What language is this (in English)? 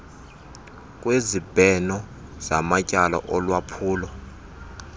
Xhosa